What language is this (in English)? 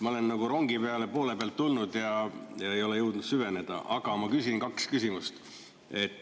Estonian